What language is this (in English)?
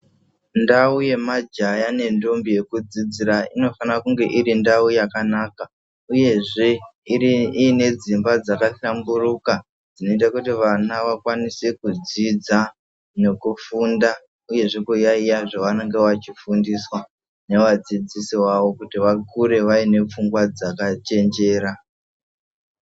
Ndau